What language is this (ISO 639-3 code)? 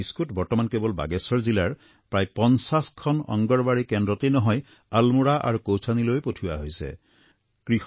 asm